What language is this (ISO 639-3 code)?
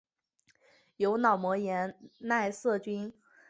zho